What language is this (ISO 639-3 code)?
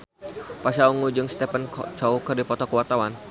sun